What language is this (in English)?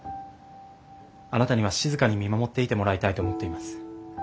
Japanese